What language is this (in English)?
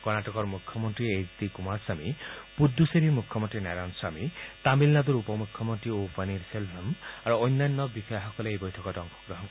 Assamese